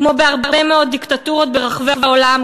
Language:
Hebrew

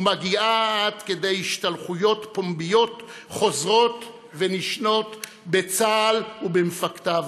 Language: Hebrew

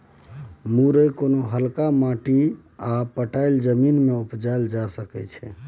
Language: Maithili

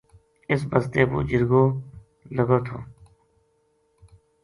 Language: Gujari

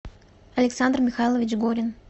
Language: Russian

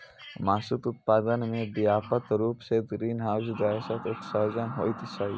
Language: Maithili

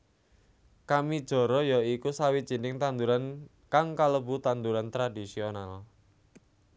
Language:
Javanese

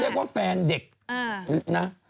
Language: Thai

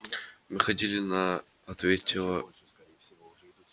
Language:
Russian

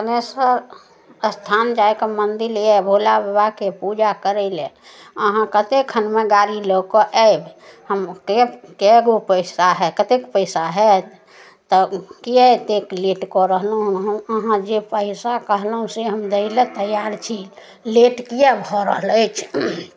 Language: Maithili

